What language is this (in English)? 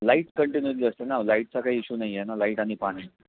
Marathi